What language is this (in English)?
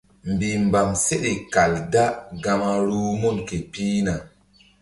Mbum